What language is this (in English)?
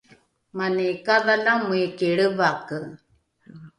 Rukai